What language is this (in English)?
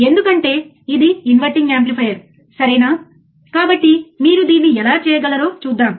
Telugu